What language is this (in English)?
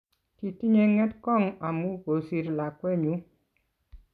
Kalenjin